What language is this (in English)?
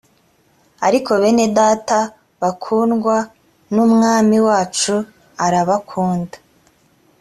Kinyarwanda